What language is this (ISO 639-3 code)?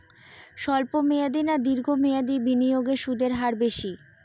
ben